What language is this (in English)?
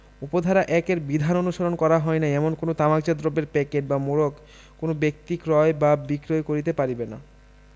Bangla